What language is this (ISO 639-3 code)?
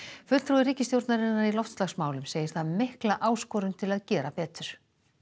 isl